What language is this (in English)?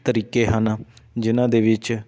Punjabi